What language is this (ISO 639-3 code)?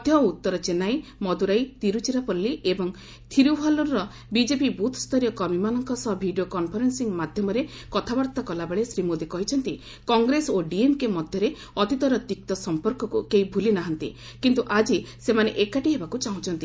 ori